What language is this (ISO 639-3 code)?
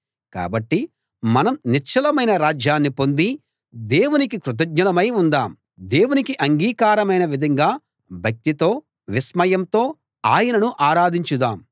tel